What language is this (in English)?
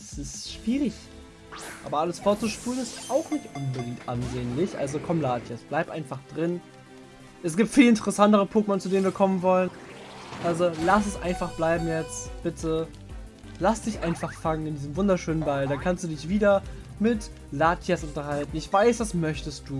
German